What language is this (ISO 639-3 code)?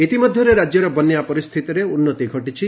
ori